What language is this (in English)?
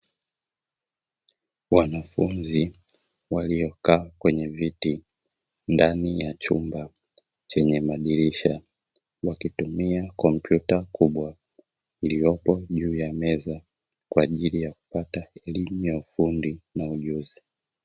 Swahili